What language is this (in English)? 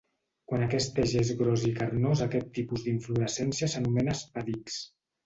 Catalan